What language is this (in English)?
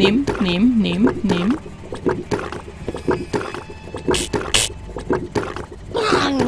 German